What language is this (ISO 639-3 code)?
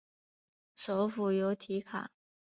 zho